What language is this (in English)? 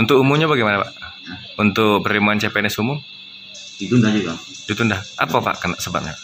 Indonesian